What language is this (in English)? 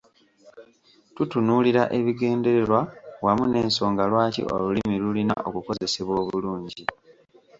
Ganda